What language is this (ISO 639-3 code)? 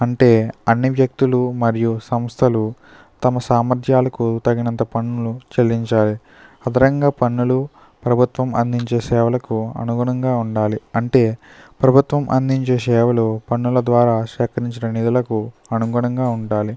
tel